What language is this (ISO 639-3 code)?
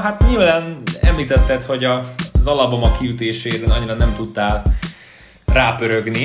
hun